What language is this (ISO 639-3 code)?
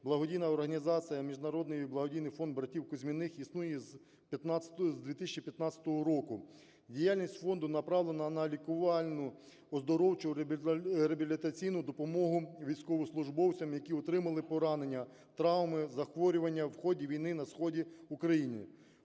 ukr